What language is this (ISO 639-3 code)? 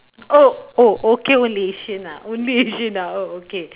eng